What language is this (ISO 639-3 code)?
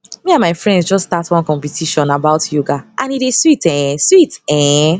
pcm